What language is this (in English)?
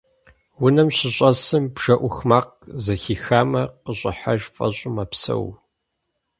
Kabardian